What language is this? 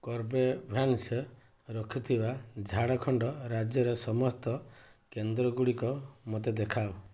Odia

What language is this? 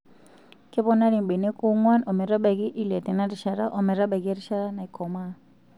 Masai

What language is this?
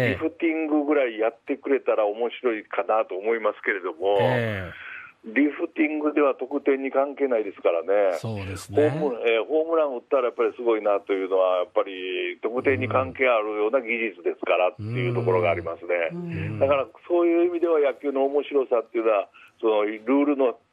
Japanese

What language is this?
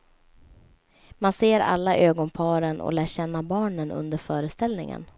Swedish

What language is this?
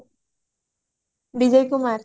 Odia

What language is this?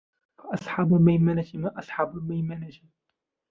Arabic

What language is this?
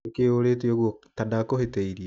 Kikuyu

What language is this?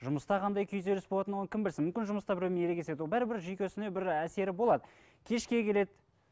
Kazakh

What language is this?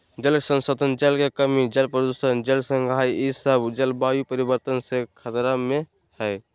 Magahi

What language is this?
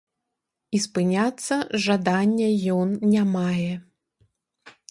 Belarusian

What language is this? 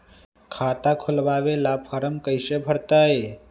Magahi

